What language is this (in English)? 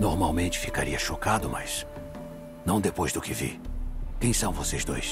Portuguese